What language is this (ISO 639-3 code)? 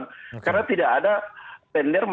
ind